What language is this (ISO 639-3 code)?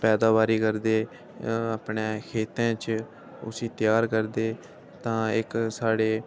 doi